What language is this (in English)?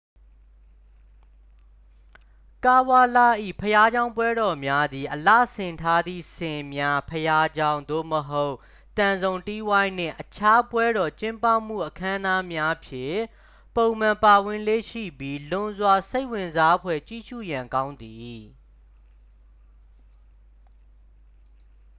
Burmese